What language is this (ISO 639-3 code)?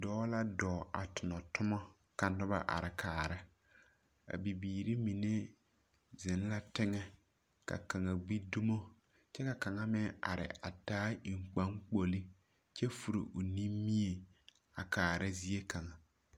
dga